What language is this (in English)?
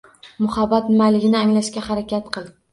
Uzbek